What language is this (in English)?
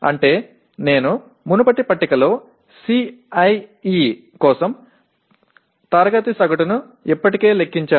Telugu